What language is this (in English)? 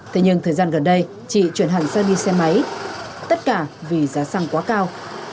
Vietnamese